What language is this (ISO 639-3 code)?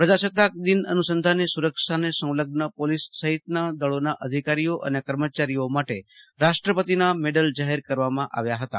guj